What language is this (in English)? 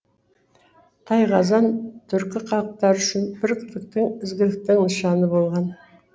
Kazakh